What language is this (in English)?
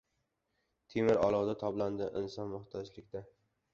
Uzbek